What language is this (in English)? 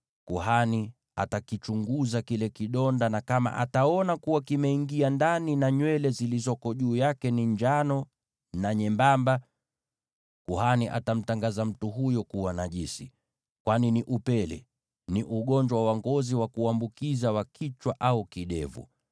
Swahili